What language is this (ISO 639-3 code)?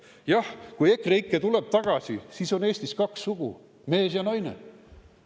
est